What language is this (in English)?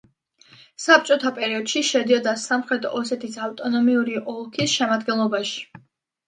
Georgian